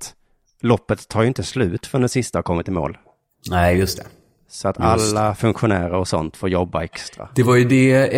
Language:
Swedish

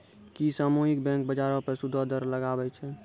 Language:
Maithili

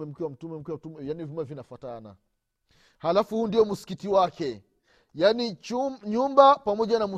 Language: Swahili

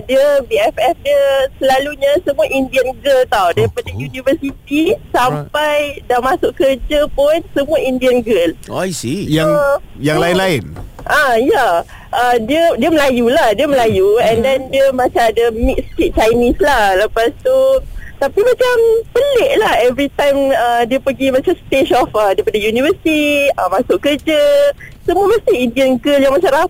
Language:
Malay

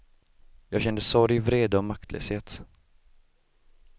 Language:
Swedish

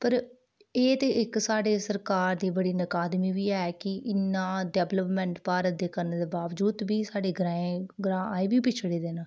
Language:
Dogri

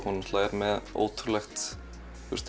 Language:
Icelandic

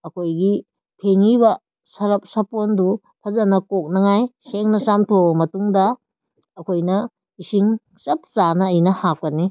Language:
Manipuri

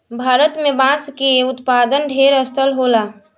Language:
Bhojpuri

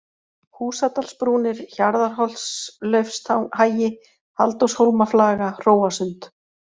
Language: Icelandic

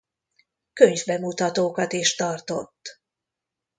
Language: Hungarian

